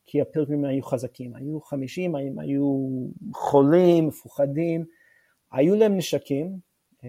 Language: Hebrew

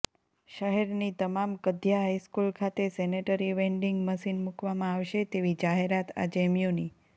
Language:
Gujarati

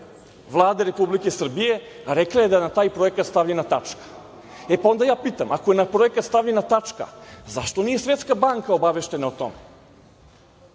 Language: Serbian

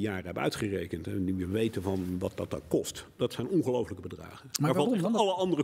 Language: Dutch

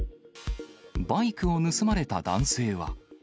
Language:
Japanese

